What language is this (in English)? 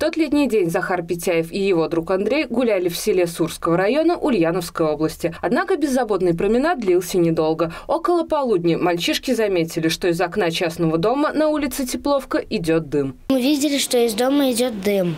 Russian